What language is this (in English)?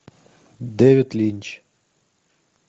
Russian